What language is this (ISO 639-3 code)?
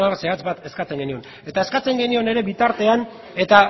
eus